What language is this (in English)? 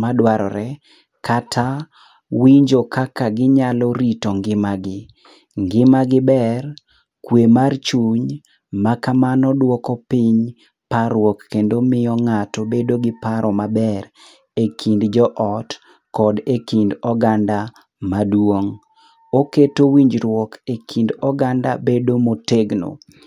Luo (Kenya and Tanzania)